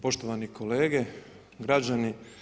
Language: Croatian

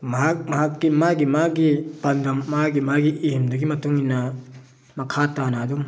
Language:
Manipuri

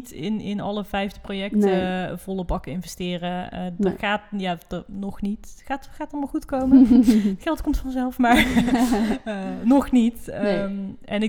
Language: Dutch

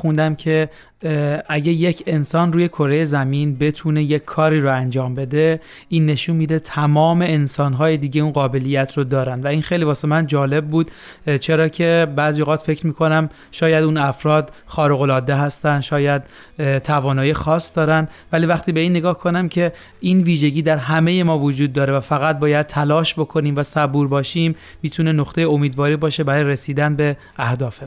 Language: Persian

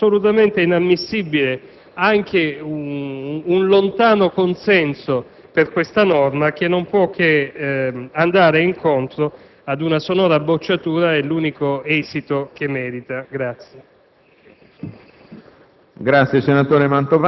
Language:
Italian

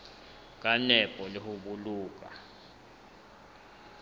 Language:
Southern Sotho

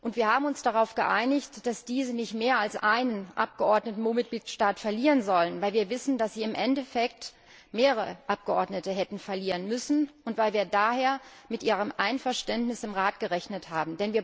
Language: German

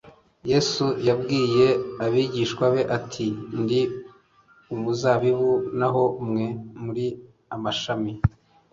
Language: Kinyarwanda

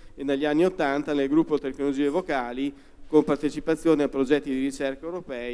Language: Italian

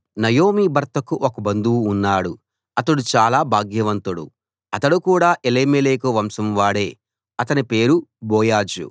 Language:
Telugu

